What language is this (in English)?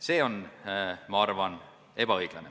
Estonian